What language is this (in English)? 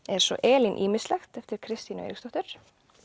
Icelandic